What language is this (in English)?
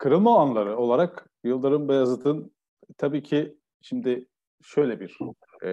Turkish